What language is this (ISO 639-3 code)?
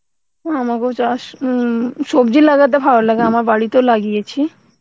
ben